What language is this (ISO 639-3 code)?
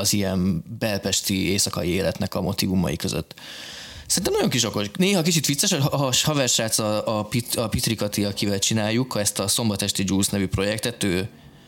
hun